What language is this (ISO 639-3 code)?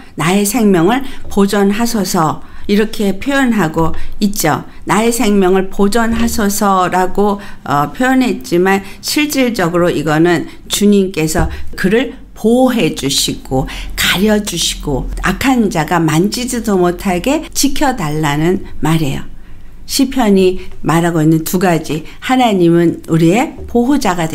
kor